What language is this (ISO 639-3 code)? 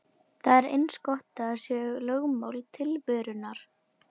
isl